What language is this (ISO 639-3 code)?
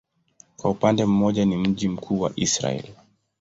swa